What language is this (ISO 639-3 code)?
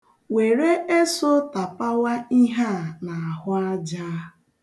ibo